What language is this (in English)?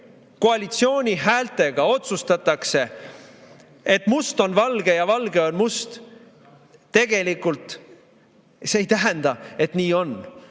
Estonian